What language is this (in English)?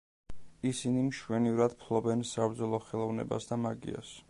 Georgian